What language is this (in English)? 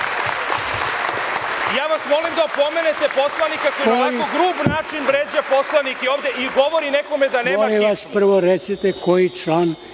Serbian